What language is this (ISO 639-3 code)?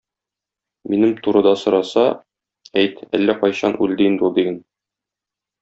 tat